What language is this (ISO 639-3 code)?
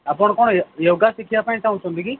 ori